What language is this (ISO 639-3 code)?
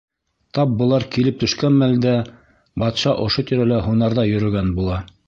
bak